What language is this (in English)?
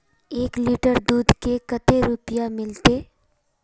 Magahi